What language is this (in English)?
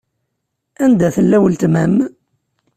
Kabyle